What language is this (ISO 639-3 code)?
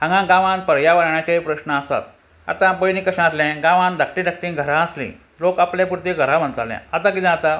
kok